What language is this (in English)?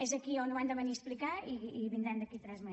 Catalan